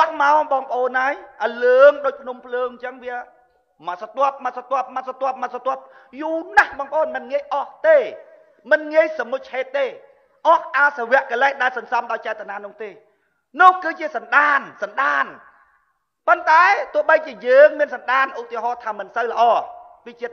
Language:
Thai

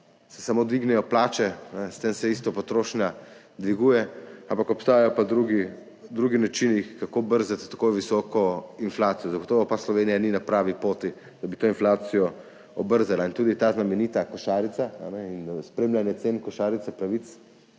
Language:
Slovenian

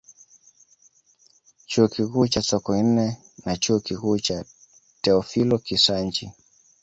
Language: Swahili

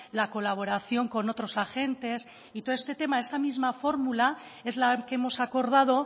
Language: Spanish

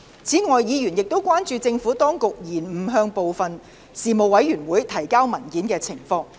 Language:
Cantonese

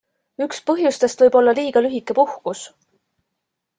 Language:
Estonian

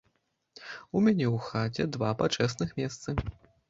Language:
Belarusian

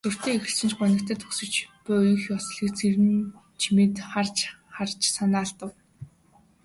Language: Mongolian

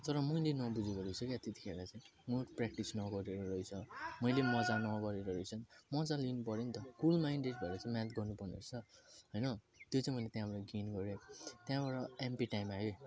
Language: Nepali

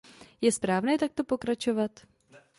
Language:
Czech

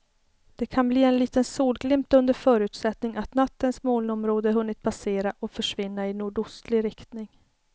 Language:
Swedish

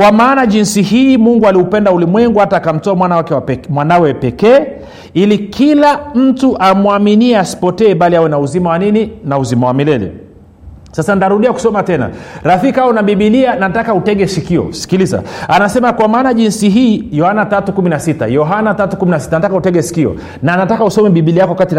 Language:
Swahili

